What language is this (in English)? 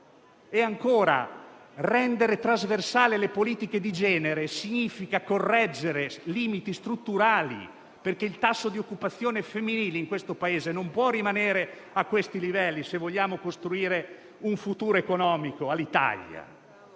Italian